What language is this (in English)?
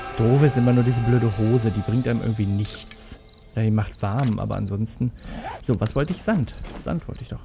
German